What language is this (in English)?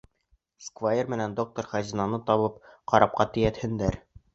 Bashkir